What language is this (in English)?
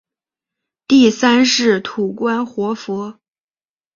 Chinese